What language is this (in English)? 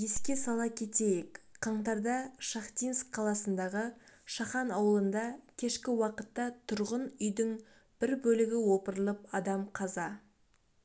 Kazakh